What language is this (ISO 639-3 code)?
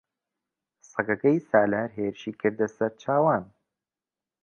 ckb